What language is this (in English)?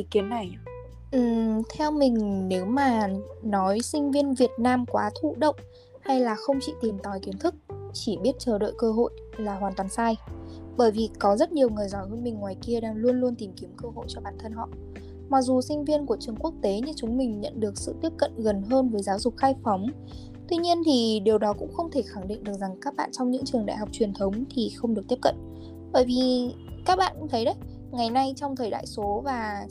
Vietnamese